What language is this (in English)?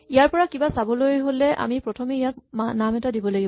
Assamese